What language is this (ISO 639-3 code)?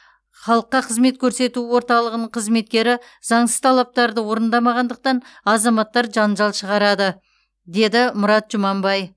kaz